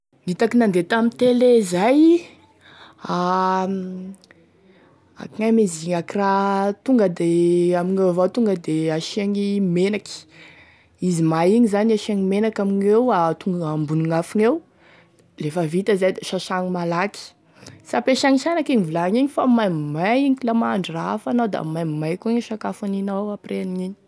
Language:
Tesaka Malagasy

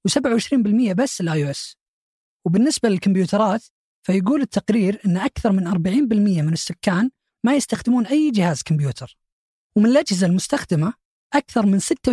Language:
Arabic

